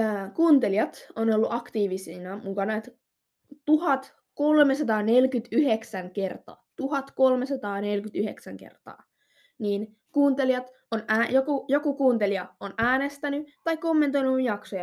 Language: Finnish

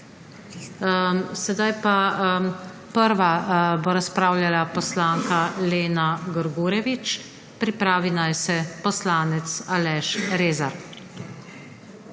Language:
Slovenian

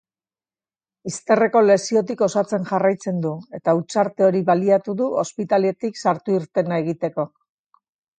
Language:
Basque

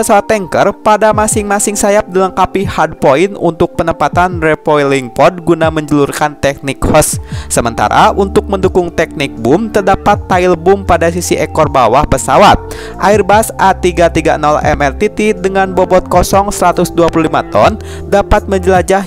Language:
Indonesian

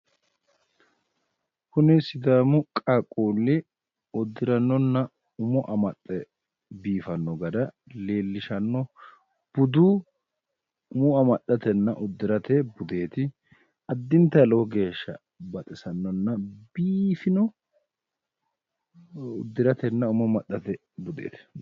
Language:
Sidamo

